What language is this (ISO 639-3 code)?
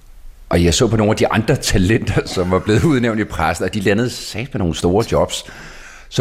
dan